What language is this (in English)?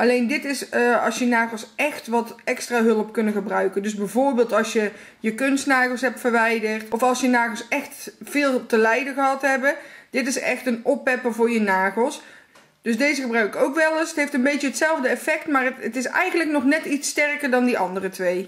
Dutch